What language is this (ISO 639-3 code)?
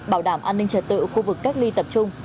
vie